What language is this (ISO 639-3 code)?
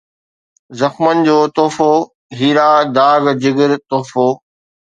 snd